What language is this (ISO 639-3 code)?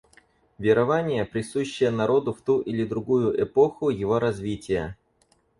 rus